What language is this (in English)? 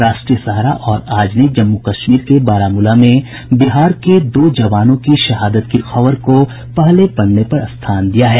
Hindi